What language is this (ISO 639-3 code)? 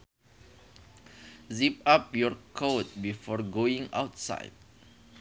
sun